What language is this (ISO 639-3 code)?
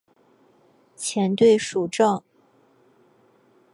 zho